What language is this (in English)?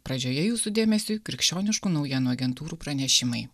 Lithuanian